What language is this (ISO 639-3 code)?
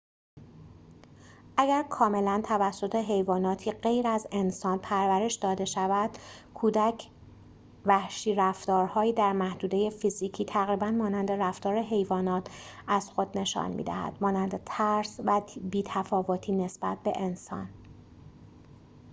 fas